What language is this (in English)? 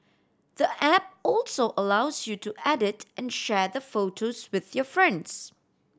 English